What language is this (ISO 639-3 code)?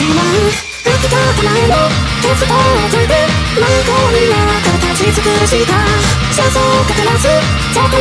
pol